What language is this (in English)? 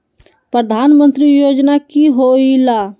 Magahi